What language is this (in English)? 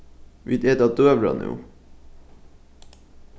Faroese